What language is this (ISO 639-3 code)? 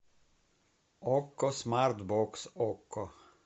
rus